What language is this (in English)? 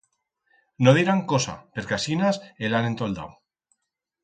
Aragonese